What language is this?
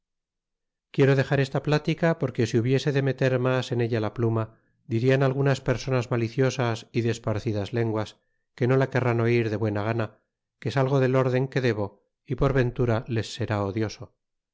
Spanish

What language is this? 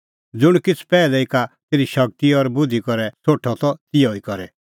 Kullu Pahari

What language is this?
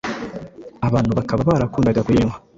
Kinyarwanda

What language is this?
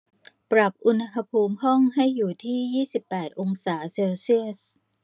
Thai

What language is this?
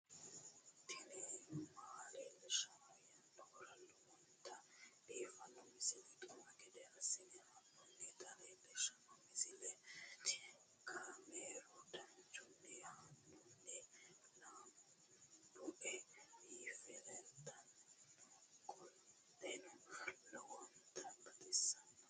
Sidamo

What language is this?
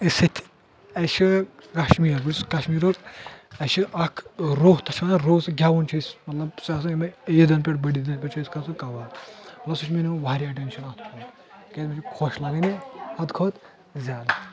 Kashmiri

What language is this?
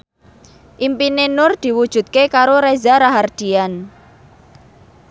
Javanese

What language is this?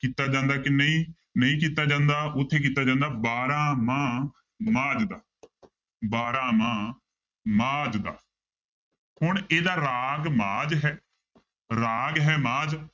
Punjabi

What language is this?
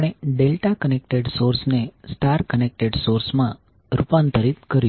Gujarati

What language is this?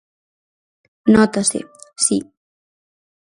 Galician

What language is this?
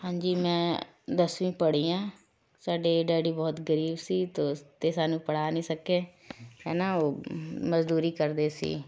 Punjabi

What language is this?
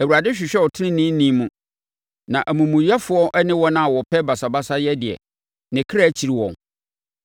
Akan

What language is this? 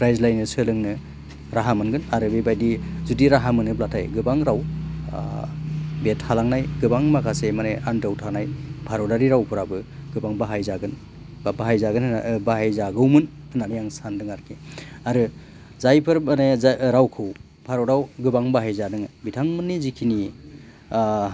Bodo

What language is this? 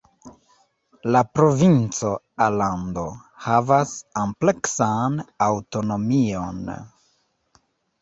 Esperanto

